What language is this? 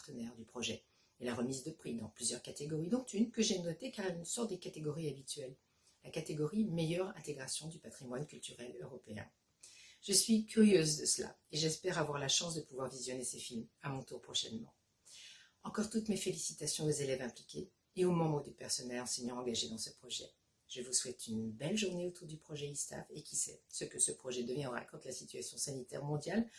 French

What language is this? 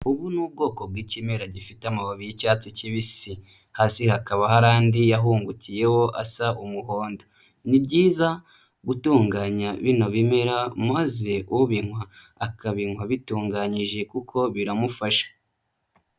Kinyarwanda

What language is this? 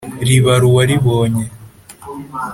Kinyarwanda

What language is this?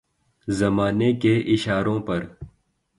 Urdu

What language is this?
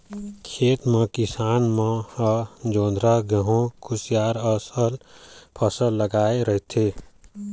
Chhattisgarhi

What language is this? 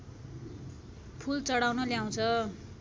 Nepali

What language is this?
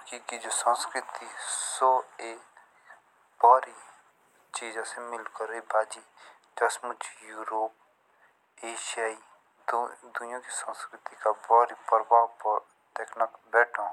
Jaunsari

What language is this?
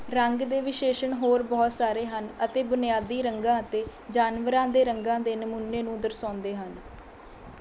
Punjabi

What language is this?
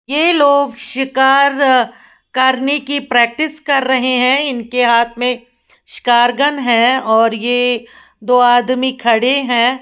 Hindi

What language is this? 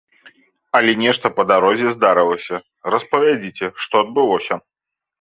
Belarusian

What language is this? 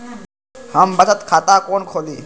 Maithili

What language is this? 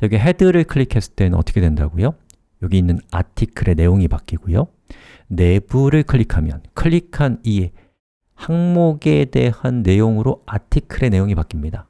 Korean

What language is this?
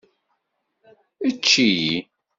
Kabyle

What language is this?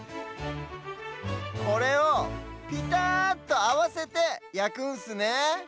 Japanese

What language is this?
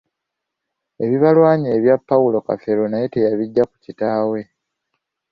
Ganda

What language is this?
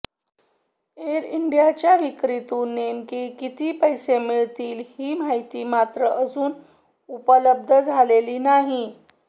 Marathi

